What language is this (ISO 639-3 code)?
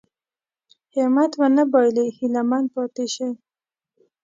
pus